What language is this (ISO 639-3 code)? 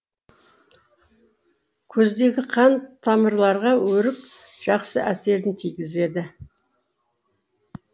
kaz